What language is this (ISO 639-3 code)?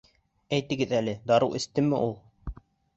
bak